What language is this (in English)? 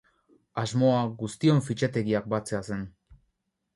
Basque